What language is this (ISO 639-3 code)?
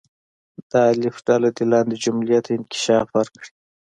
pus